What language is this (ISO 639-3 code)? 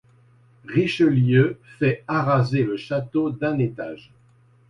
fra